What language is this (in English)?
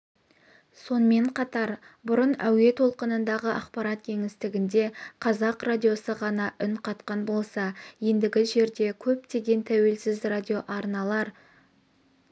Kazakh